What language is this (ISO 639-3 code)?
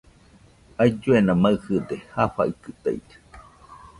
hux